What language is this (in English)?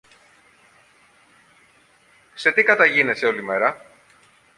Greek